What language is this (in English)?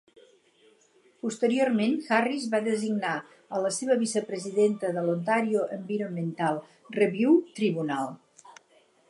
Catalan